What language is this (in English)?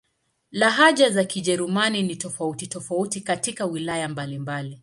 Swahili